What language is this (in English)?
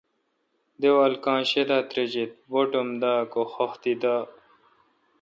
Kalkoti